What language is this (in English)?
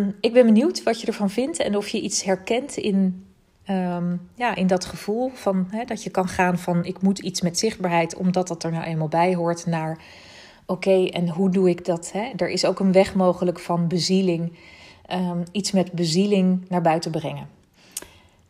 Dutch